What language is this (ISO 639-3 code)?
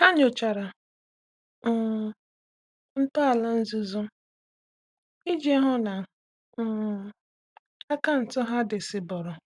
ibo